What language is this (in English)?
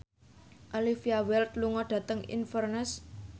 Javanese